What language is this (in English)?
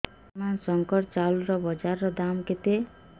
Odia